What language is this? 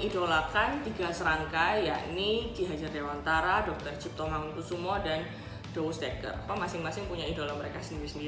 Indonesian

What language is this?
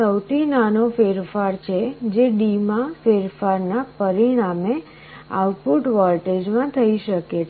Gujarati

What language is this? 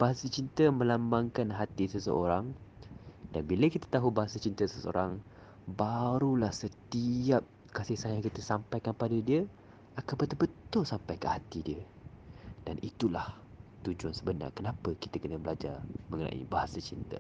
Malay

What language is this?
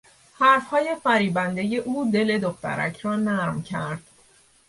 Persian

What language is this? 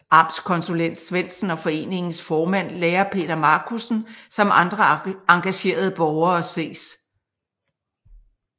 Danish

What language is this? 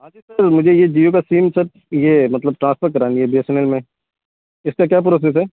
Urdu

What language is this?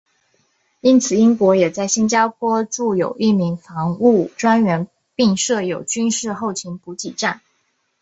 Chinese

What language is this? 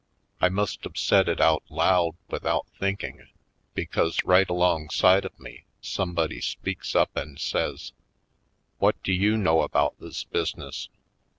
English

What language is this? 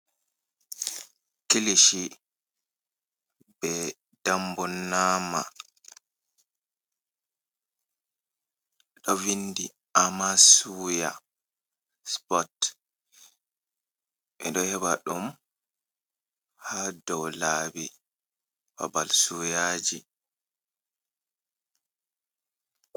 Fula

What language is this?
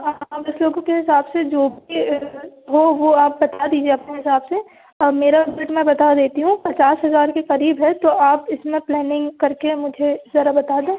Hindi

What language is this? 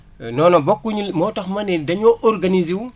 Wolof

